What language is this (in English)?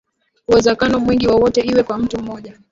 Swahili